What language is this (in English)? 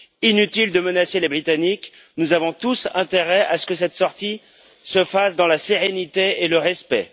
French